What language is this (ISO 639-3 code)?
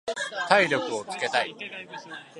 jpn